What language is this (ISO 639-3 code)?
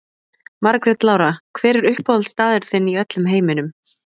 isl